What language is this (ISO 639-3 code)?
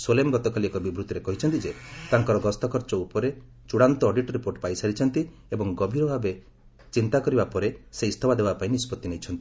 ori